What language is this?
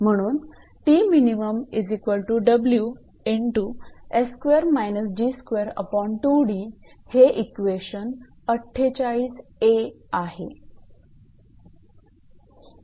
Marathi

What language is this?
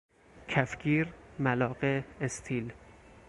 Persian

